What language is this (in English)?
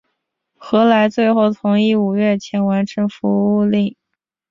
Chinese